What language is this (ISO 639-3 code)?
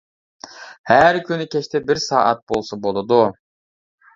uig